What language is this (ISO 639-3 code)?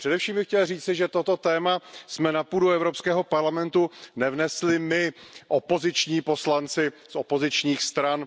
ces